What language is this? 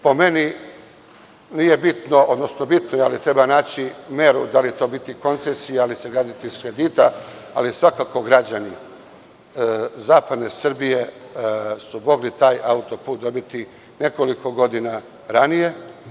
Serbian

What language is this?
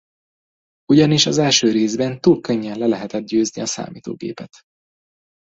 Hungarian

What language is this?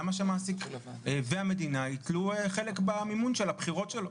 Hebrew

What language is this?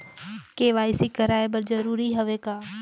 Chhattisgarhi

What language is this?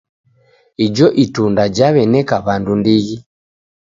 Taita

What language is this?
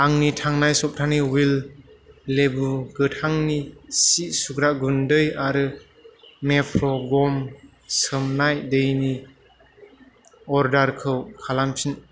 Bodo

